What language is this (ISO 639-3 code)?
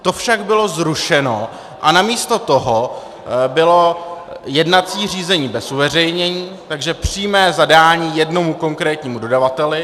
ces